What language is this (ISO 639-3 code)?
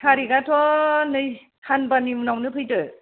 brx